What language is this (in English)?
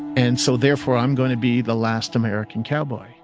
English